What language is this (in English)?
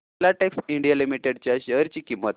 Marathi